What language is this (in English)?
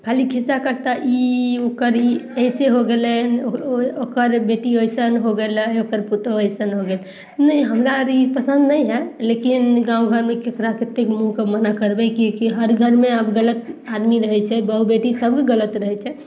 Maithili